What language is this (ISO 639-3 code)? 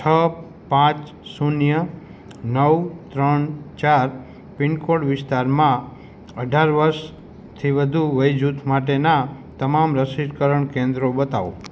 guj